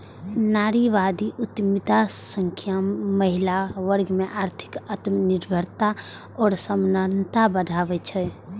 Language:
Maithili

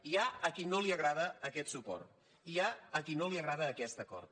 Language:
Catalan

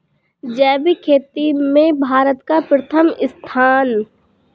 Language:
Hindi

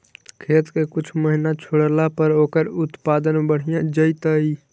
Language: Magahi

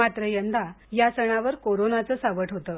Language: Marathi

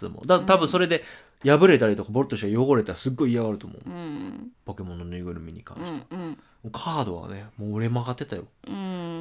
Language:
Japanese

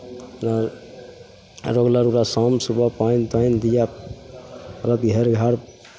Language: Maithili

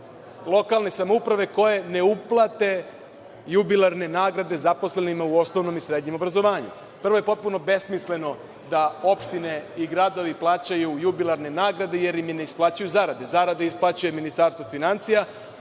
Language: Serbian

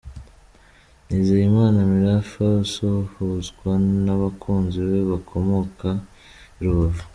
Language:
Kinyarwanda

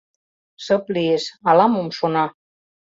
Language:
Mari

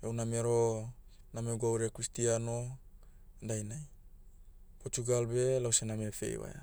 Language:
Motu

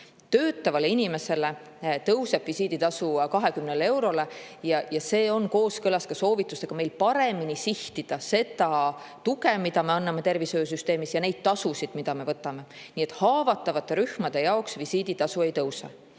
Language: Estonian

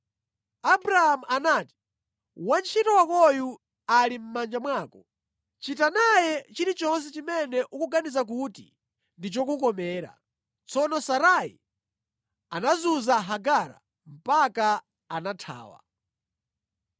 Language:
Nyanja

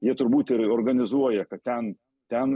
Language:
Lithuanian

